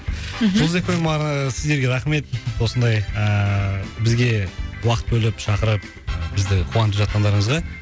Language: Kazakh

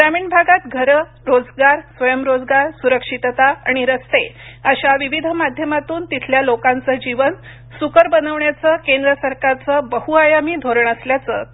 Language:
Marathi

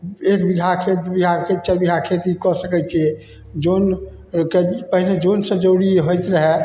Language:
Maithili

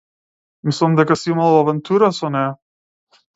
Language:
Macedonian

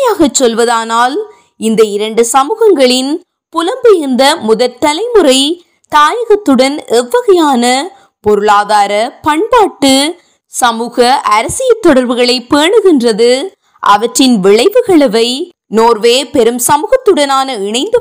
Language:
Tamil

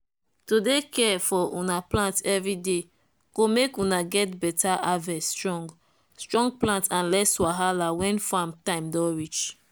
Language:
Nigerian Pidgin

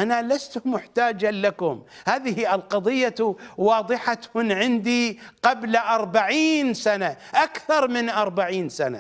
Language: Arabic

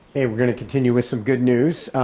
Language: English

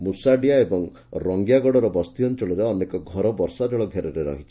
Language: Odia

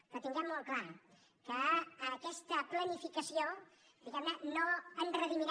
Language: Catalan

